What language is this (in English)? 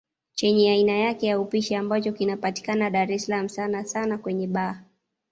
Swahili